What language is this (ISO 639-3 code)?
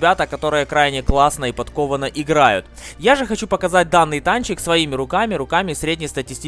rus